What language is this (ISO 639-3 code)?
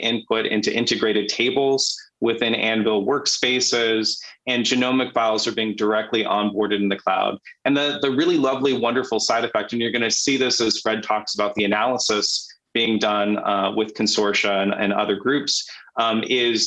eng